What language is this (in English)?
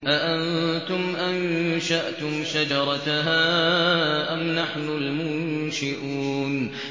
Arabic